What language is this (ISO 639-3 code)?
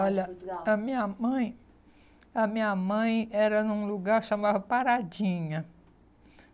por